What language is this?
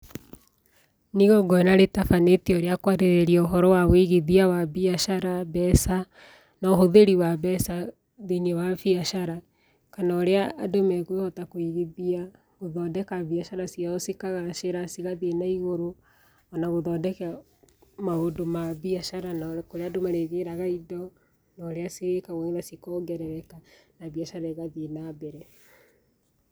Kikuyu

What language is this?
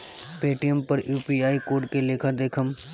Bhojpuri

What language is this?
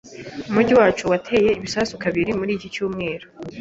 Kinyarwanda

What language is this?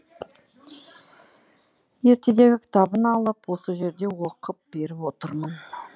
Kazakh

